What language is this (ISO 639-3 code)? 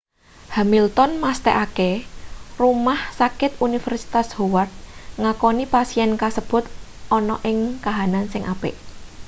jav